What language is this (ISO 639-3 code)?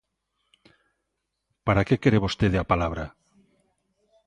glg